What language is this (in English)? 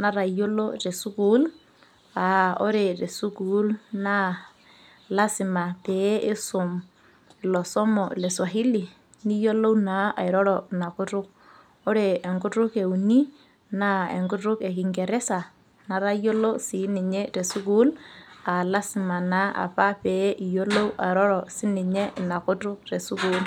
Masai